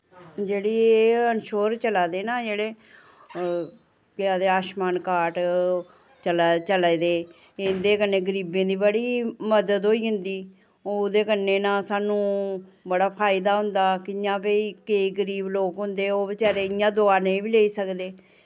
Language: Dogri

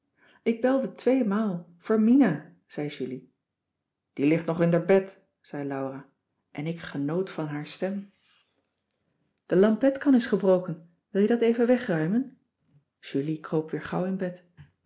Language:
Dutch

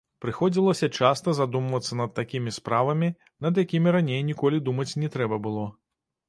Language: Belarusian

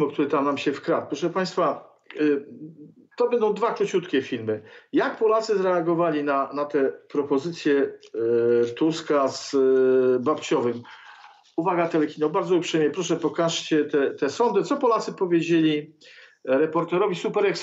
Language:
Polish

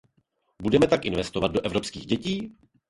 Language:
Czech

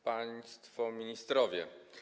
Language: Polish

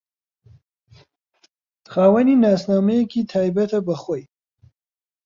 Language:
Central Kurdish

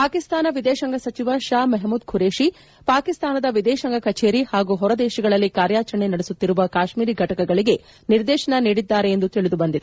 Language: Kannada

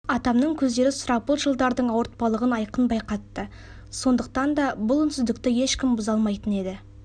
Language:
Kazakh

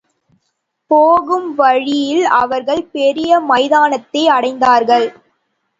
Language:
Tamil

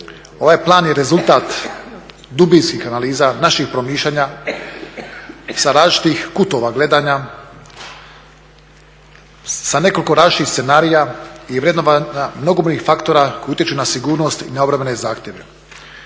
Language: Croatian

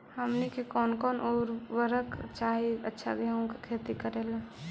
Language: Magahi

